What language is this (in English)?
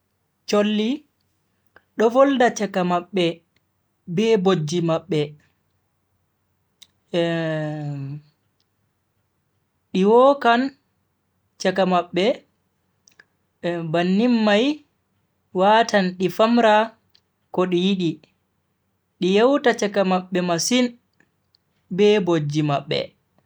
Bagirmi Fulfulde